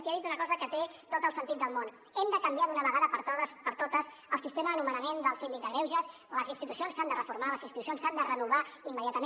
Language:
Catalan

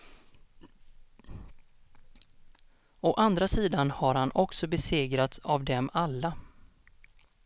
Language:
Swedish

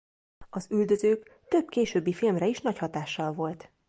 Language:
Hungarian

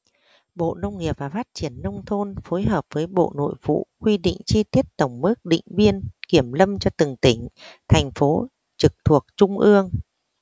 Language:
Vietnamese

